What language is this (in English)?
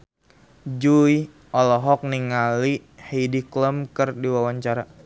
Sundanese